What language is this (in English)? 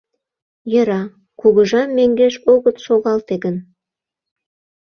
Mari